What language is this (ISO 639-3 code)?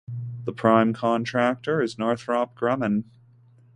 eng